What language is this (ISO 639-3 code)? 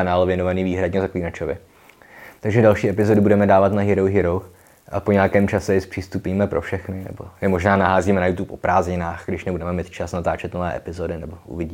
ces